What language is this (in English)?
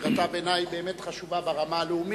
Hebrew